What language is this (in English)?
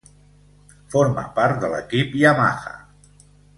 Catalan